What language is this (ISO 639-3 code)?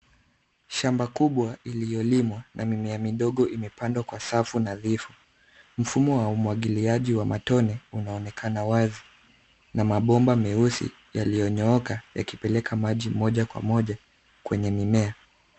swa